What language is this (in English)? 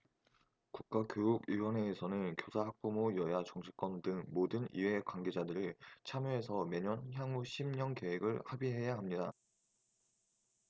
Korean